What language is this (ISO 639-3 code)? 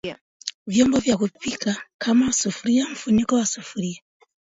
swa